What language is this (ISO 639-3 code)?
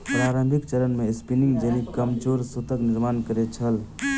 mai